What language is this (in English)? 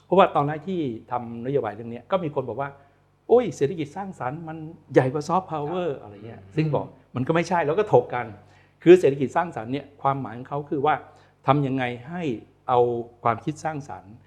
Thai